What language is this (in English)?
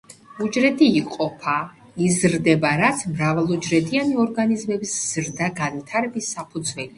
Georgian